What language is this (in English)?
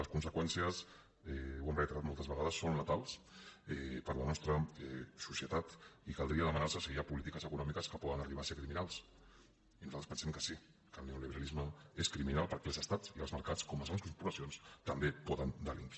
Catalan